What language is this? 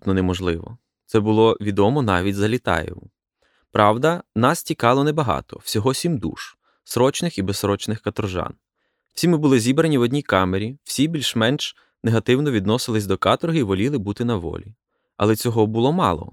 Ukrainian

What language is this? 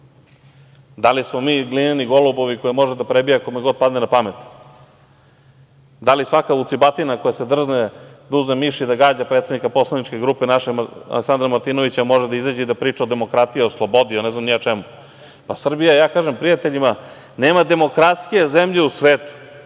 Serbian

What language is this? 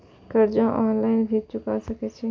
Maithili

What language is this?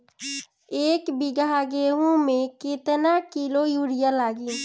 Bhojpuri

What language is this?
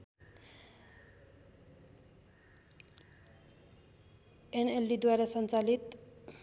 Nepali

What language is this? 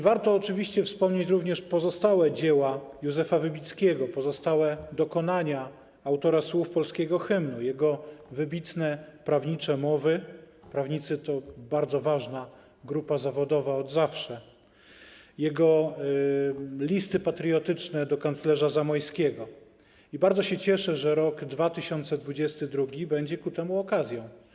Polish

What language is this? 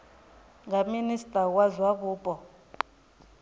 Venda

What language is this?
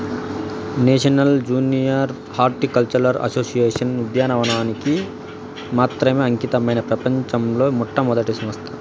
Telugu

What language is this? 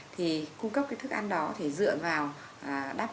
Vietnamese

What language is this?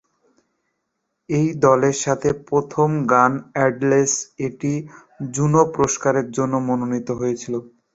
Bangla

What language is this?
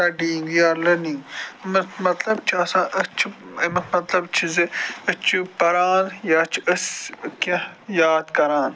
Kashmiri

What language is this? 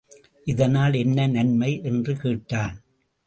Tamil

